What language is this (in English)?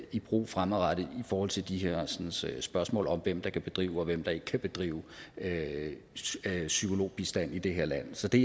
Danish